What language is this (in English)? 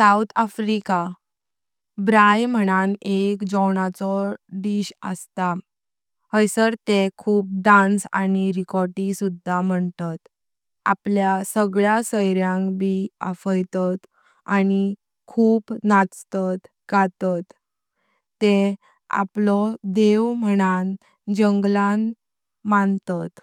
Konkani